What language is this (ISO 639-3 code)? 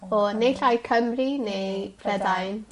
cym